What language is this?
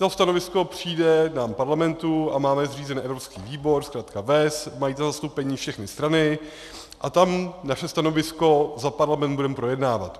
Czech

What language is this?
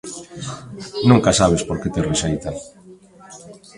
Galician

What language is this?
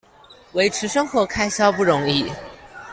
Chinese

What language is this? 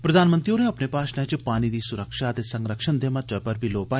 Dogri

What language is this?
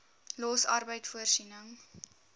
Afrikaans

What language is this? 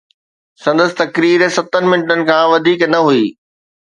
Sindhi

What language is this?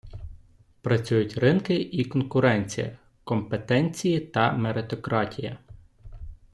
Ukrainian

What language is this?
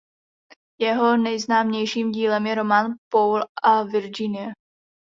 Czech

